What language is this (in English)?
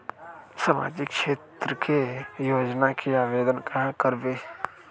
Magahi